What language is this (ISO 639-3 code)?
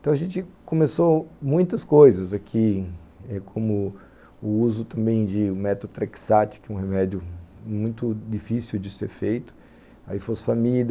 por